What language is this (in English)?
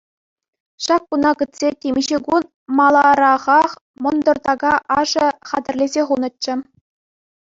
Chuvash